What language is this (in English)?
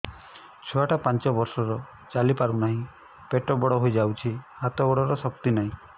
Odia